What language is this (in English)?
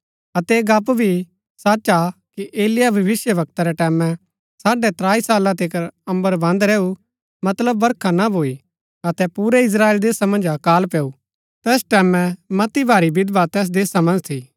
Gaddi